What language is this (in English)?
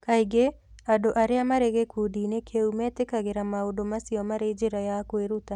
Kikuyu